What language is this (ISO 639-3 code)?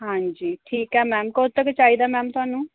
pan